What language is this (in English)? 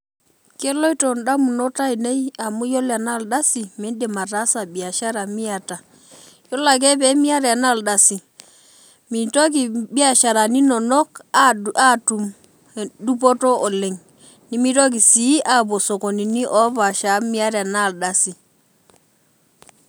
Masai